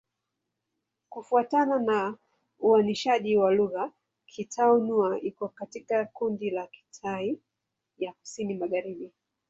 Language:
Swahili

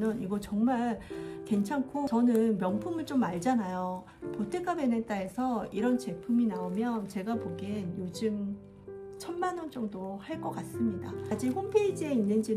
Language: Korean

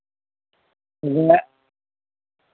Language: Santali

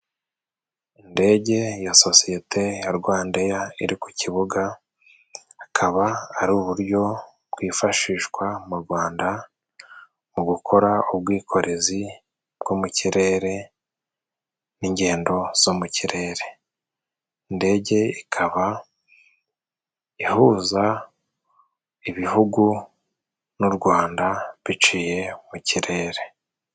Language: Kinyarwanda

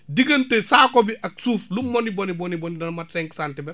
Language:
Wolof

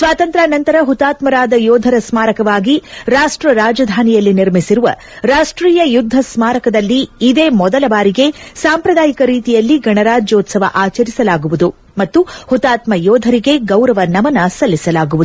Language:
Kannada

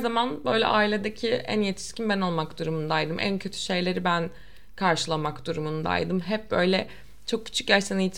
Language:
Turkish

